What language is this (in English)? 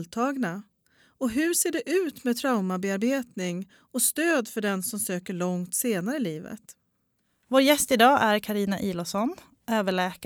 Swedish